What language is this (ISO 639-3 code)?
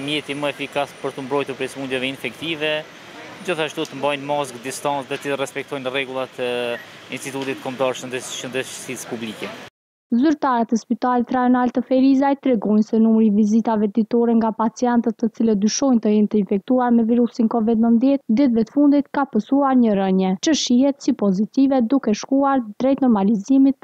ron